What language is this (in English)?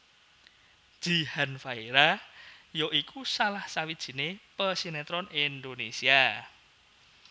Javanese